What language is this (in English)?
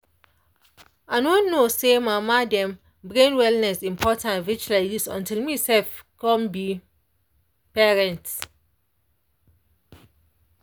Nigerian Pidgin